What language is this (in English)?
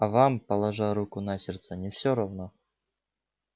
Russian